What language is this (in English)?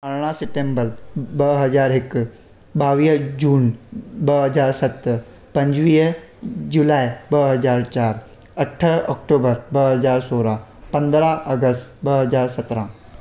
Sindhi